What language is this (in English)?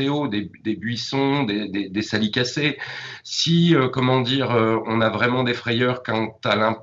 Italian